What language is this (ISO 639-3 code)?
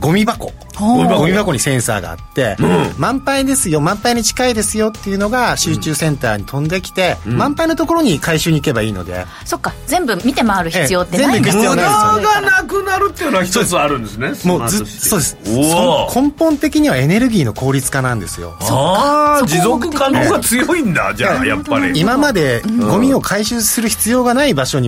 jpn